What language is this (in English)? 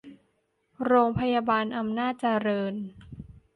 Thai